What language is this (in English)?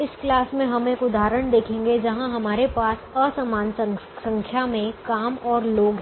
Hindi